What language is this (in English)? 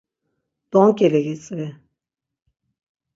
Laz